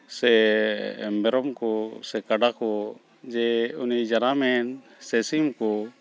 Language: Santali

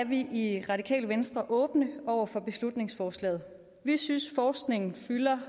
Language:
Danish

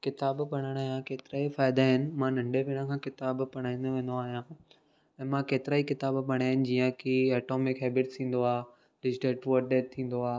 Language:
Sindhi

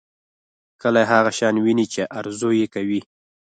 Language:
Pashto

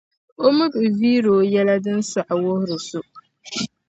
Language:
Dagbani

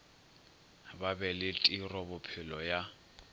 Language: Northern Sotho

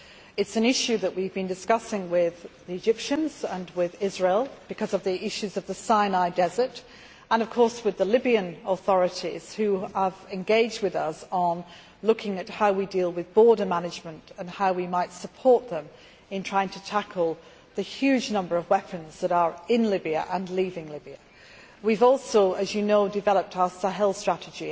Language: English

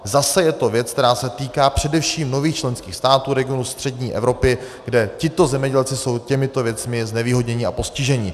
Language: Czech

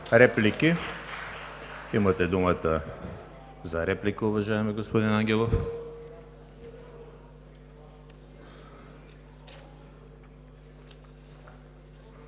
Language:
Bulgarian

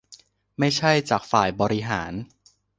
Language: Thai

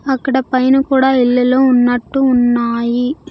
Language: Telugu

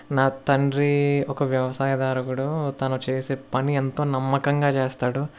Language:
Telugu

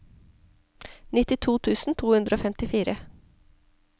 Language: Norwegian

